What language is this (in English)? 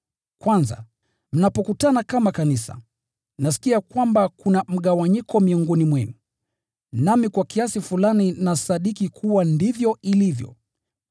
Swahili